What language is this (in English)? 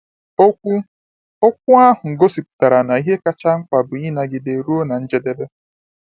Igbo